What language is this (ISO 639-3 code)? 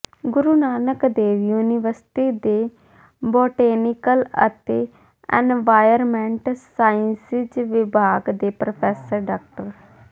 pan